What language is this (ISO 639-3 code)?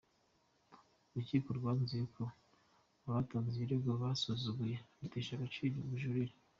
kin